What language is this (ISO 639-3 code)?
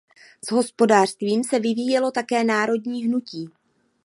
ces